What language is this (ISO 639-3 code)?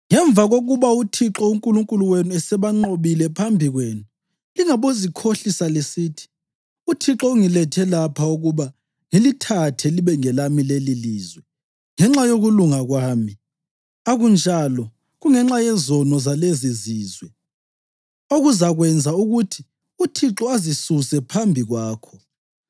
nde